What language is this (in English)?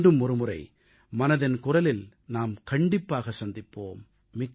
Tamil